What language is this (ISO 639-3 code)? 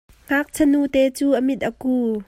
cnh